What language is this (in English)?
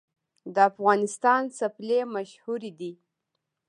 Pashto